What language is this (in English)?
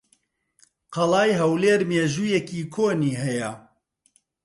Central Kurdish